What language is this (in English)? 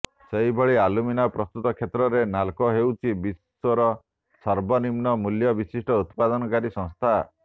Odia